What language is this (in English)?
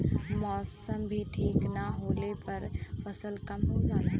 Bhojpuri